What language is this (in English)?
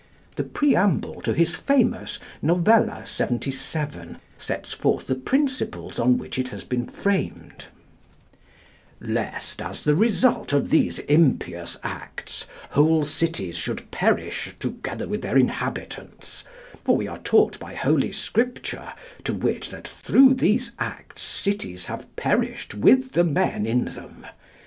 English